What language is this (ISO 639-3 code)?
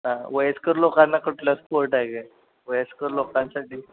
mar